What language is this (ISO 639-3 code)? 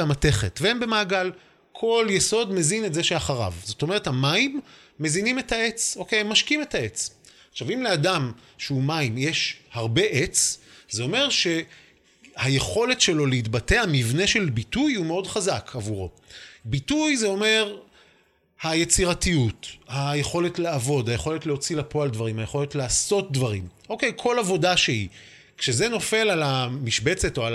heb